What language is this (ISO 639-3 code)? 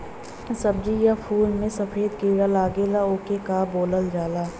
bho